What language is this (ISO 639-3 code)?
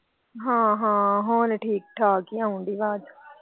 pan